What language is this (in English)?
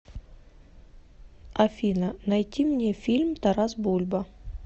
Russian